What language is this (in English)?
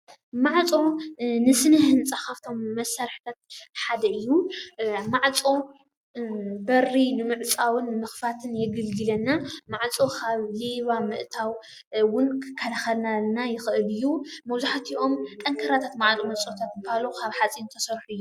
Tigrinya